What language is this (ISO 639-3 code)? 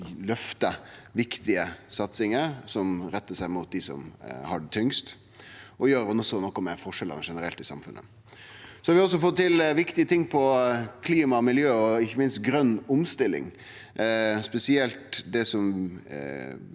nor